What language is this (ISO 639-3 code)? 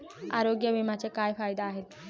mar